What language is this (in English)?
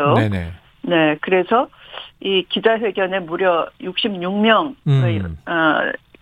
Korean